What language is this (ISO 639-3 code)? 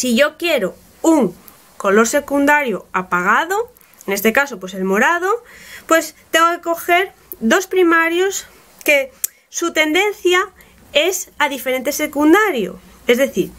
spa